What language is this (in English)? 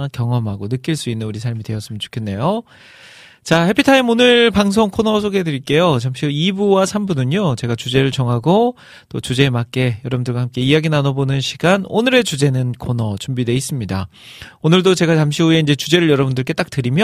Korean